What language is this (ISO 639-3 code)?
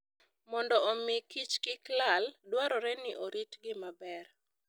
luo